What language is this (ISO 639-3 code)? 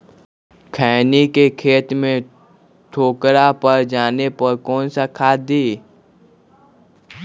mag